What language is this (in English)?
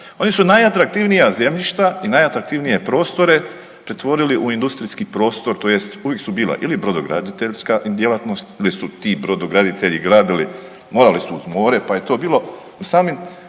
Croatian